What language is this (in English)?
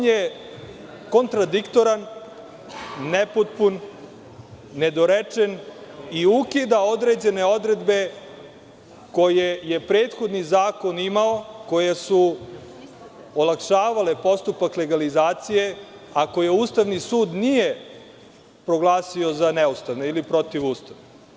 Serbian